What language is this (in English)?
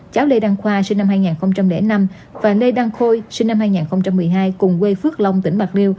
Vietnamese